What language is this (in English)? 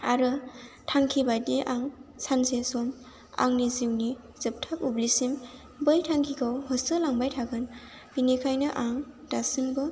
Bodo